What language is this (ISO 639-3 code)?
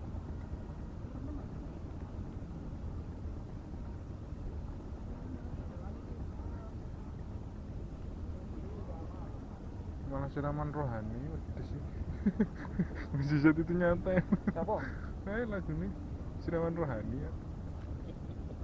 jav